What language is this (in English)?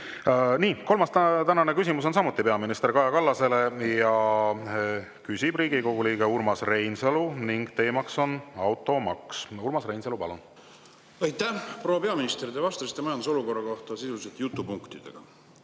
Estonian